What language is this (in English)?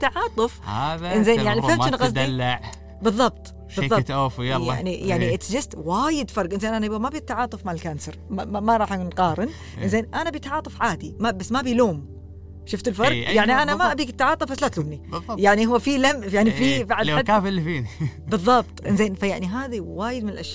Arabic